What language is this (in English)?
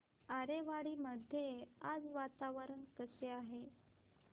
Marathi